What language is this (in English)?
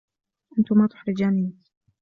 Arabic